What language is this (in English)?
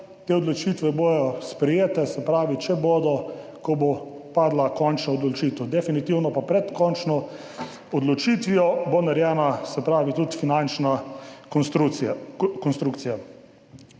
Slovenian